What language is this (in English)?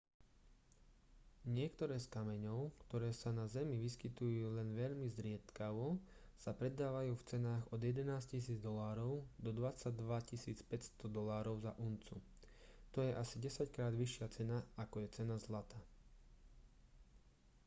Slovak